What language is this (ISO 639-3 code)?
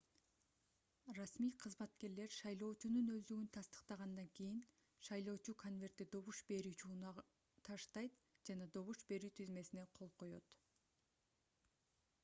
kir